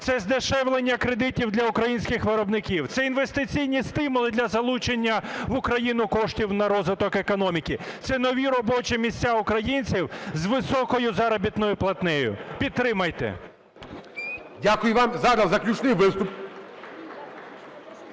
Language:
Ukrainian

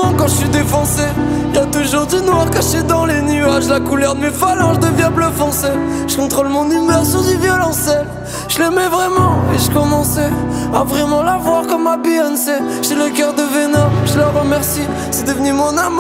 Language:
Romanian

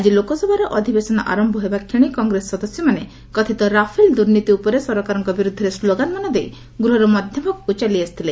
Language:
Odia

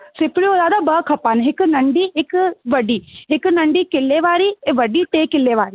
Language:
Sindhi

